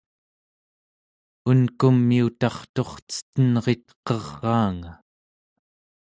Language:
Central Yupik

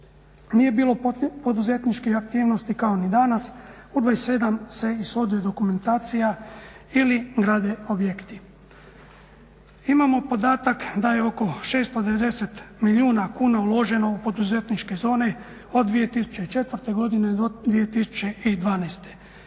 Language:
Croatian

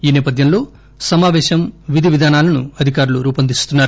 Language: Telugu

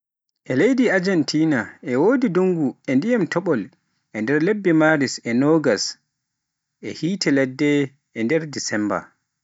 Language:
Pular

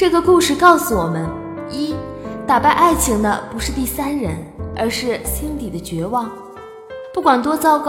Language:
Chinese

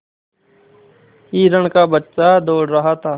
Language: Hindi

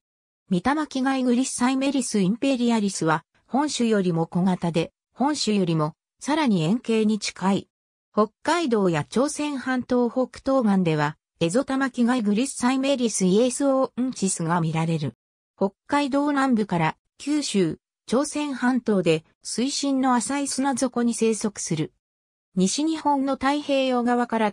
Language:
Japanese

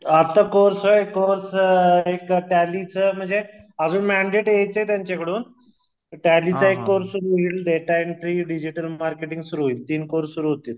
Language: Marathi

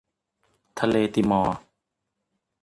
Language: Thai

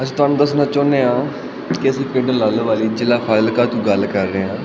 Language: Punjabi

